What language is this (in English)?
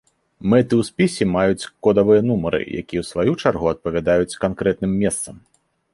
Belarusian